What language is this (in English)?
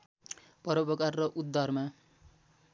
Nepali